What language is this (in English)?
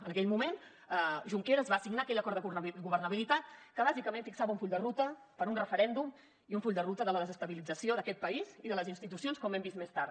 Catalan